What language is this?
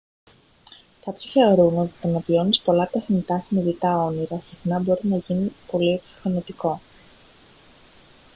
Greek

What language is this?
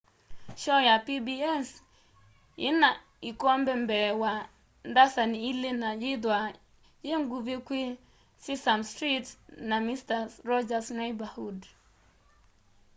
Kamba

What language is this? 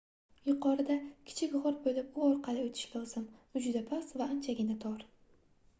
Uzbek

